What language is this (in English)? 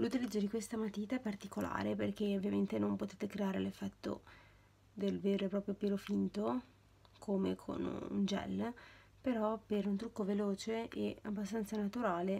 Italian